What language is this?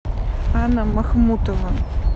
Russian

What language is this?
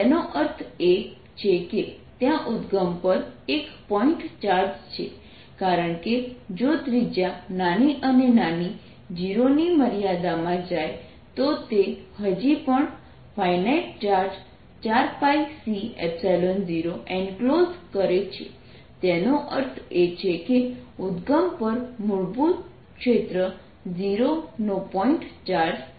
Gujarati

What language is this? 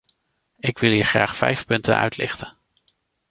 Dutch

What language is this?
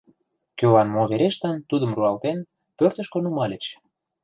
Mari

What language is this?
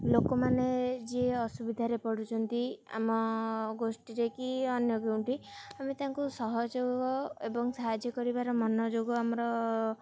Odia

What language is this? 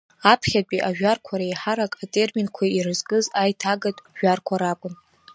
Abkhazian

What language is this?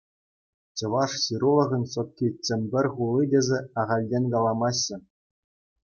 Chuvash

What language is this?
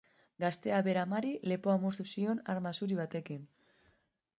Basque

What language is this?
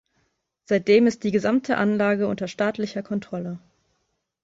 German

